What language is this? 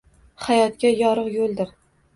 Uzbek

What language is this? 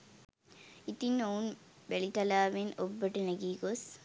Sinhala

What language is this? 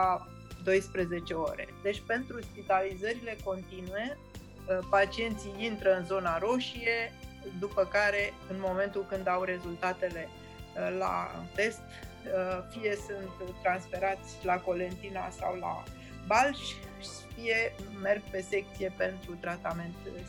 Romanian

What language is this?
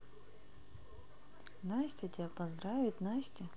Russian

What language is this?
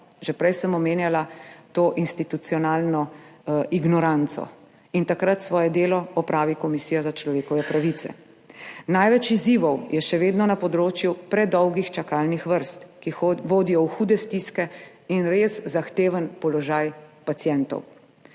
Slovenian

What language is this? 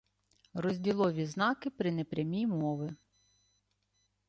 Ukrainian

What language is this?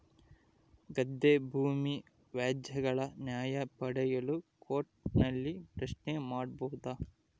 Kannada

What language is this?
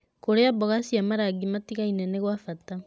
Kikuyu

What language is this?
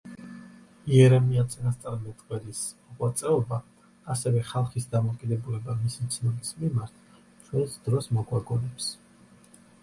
Georgian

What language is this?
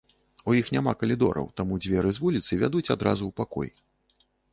Belarusian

